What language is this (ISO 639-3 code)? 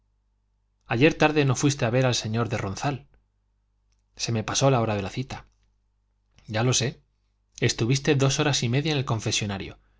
spa